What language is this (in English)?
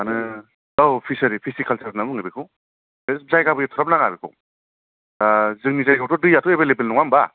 Bodo